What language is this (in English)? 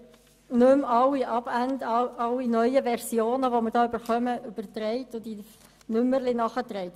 Swiss German